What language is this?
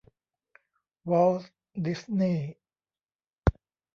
Thai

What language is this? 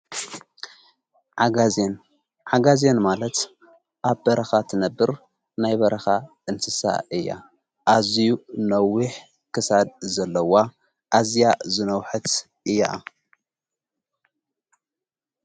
Tigrinya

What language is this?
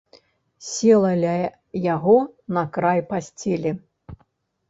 Belarusian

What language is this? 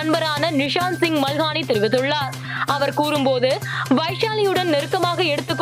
Tamil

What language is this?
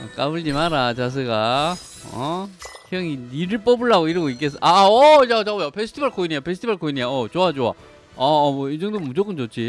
Korean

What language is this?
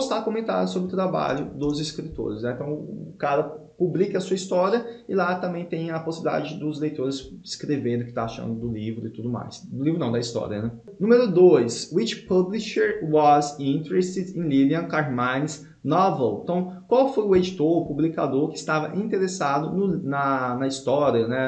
Portuguese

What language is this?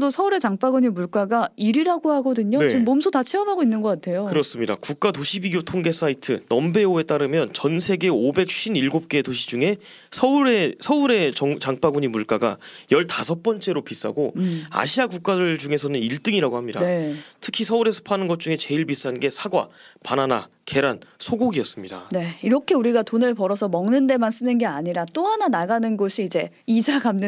Korean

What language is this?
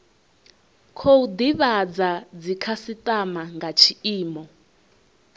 Venda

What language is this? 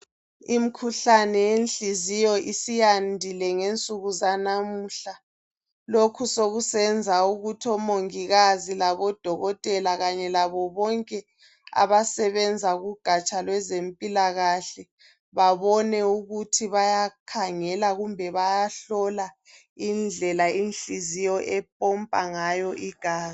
North Ndebele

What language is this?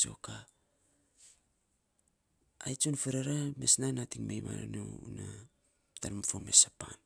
Saposa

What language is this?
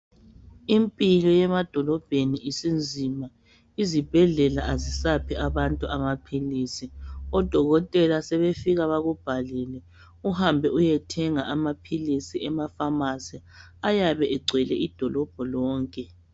North Ndebele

